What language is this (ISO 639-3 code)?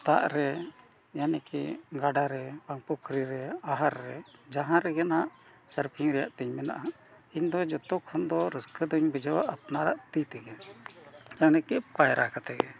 sat